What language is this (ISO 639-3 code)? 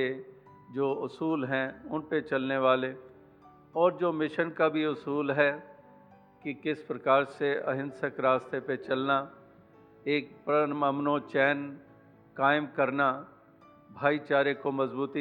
hin